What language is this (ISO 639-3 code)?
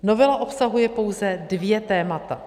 ces